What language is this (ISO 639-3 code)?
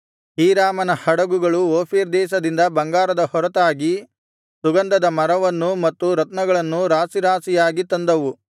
kan